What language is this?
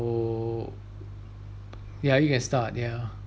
English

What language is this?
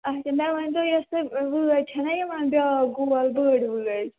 Kashmiri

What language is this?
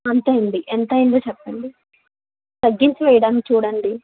Telugu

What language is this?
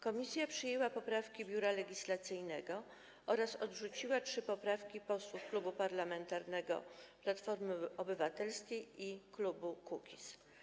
Polish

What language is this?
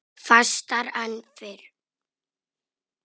Icelandic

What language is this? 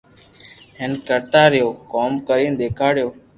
Loarki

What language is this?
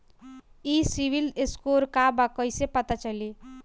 Bhojpuri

